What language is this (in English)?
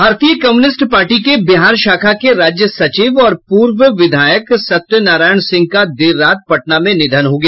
Hindi